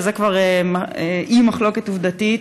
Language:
Hebrew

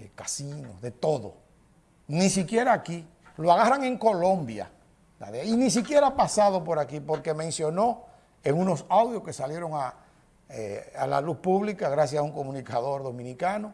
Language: Spanish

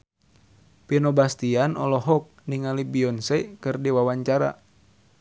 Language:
Sundanese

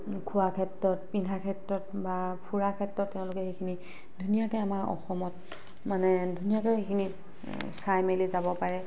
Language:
Assamese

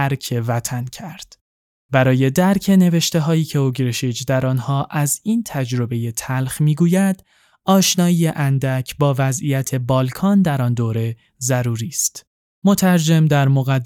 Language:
Persian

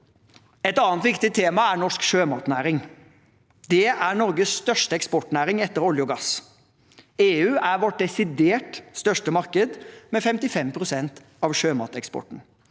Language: Norwegian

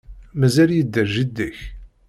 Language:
Kabyle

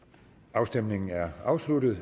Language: Danish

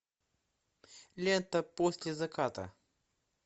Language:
Russian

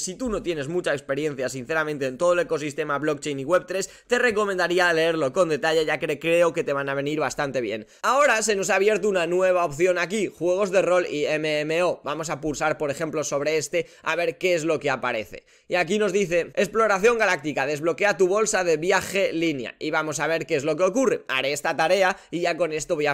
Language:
Spanish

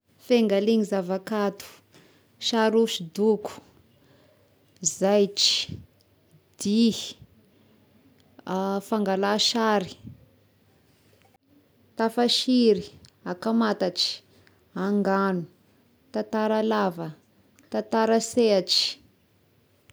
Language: Tesaka Malagasy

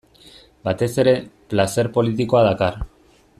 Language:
Basque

